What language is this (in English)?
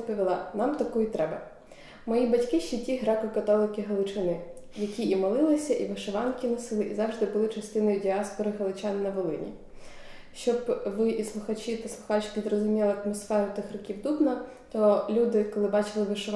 Ukrainian